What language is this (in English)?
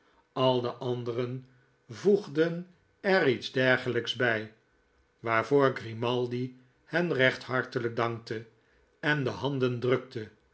Dutch